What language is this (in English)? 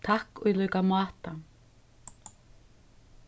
Faroese